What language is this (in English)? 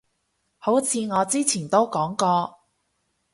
Cantonese